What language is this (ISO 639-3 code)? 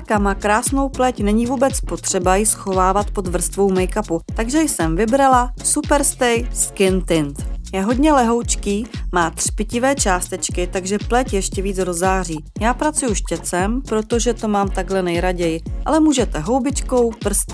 ces